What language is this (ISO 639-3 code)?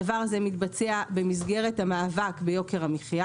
heb